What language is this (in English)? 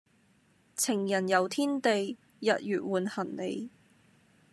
Cantonese